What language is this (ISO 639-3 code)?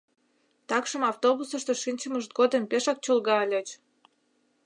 chm